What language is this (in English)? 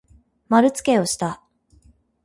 Japanese